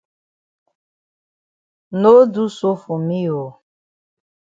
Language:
Cameroon Pidgin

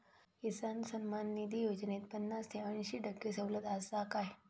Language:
Marathi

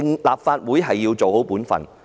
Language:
Cantonese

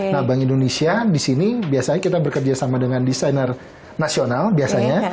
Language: Indonesian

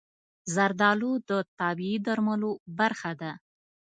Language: Pashto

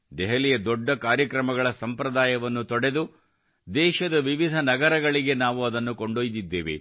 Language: Kannada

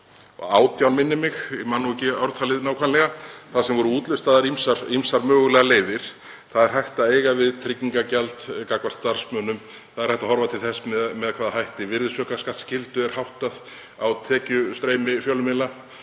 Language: Icelandic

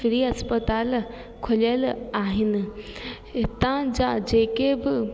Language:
Sindhi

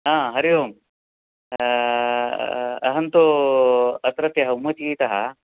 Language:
Sanskrit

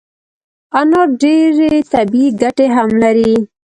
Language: Pashto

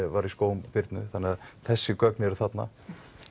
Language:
Icelandic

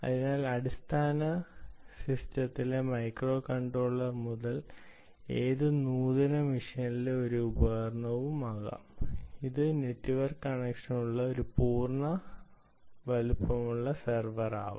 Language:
Malayalam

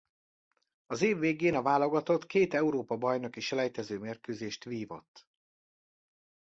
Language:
Hungarian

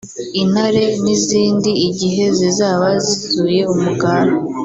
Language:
Kinyarwanda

